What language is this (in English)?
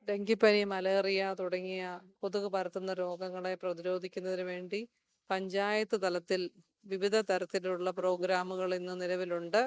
Malayalam